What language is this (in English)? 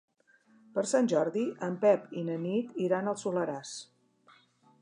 Catalan